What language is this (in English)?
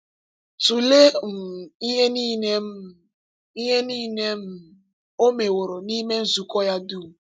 Igbo